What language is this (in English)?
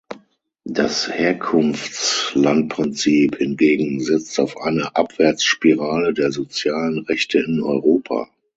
German